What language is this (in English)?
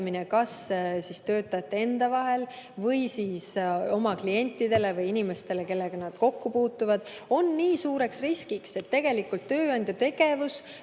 Estonian